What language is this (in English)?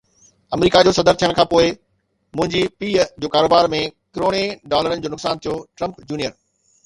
Sindhi